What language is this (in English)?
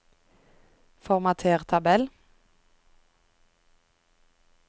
Norwegian